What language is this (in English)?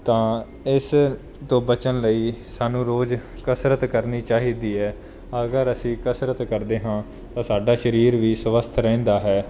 Punjabi